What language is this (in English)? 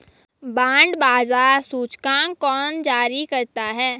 Hindi